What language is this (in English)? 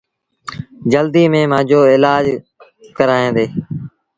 Sindhi Bhil